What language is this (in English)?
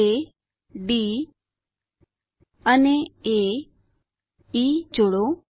Gujarati